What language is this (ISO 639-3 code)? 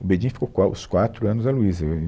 por